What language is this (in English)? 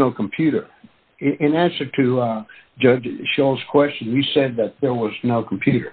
English